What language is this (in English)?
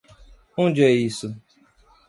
Portuguese